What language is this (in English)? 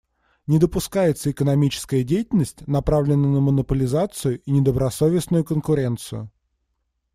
Russian